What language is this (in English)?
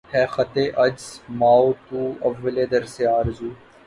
Urdu